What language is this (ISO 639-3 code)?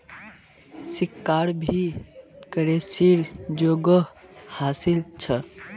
mag